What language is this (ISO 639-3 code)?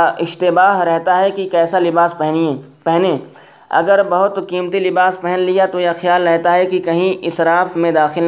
urd